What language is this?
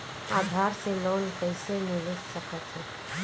Chhattisgarhi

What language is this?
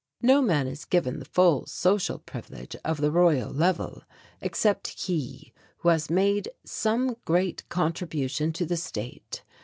English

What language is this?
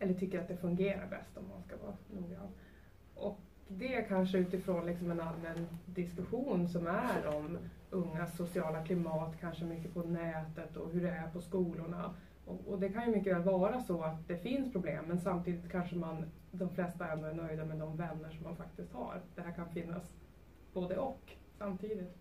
Swedish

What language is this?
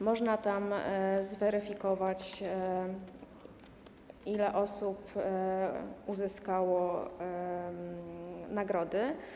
Polish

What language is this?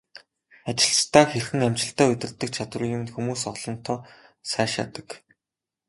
Mongolian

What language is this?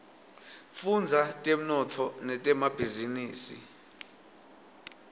Swati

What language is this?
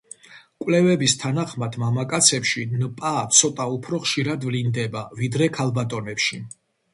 Georgian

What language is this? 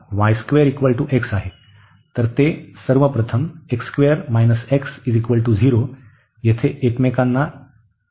Marathi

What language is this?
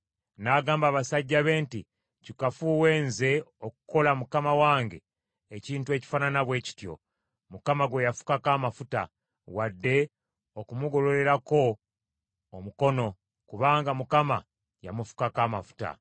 Ganda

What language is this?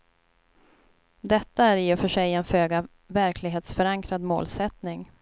Swedish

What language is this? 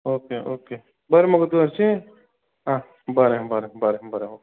Konkani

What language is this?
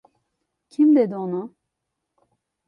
Turkish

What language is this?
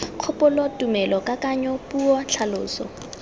Tswana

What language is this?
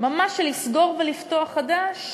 Hebrew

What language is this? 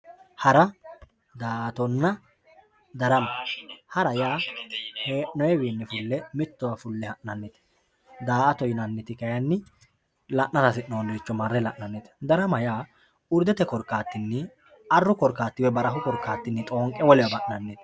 Sidamo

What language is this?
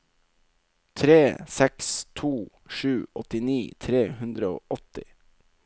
Norwegian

